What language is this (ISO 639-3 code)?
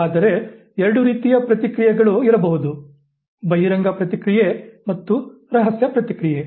kan